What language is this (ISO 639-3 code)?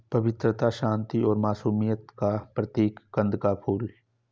hin